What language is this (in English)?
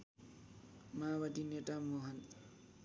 Nepali